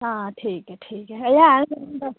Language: Dogri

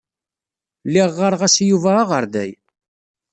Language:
Kabyle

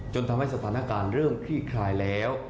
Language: Thai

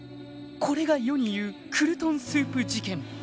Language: Japanese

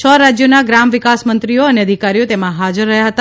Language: Gujarati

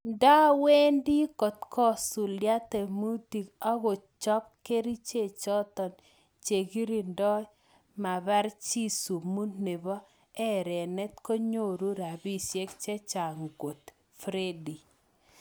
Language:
Kalenjin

